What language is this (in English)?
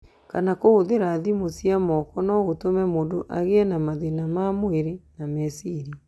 Kikuyu